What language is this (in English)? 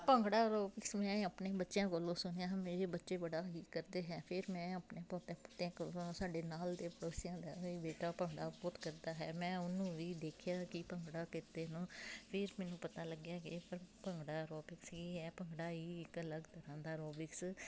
Punjabi